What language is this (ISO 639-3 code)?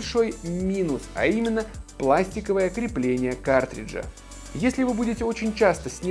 rus